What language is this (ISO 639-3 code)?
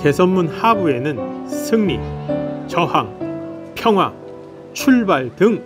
kor